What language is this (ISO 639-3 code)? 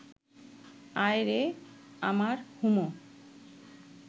ben